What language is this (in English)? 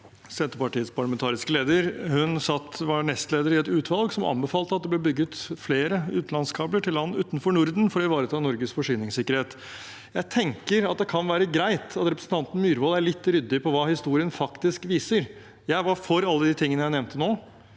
Norwegian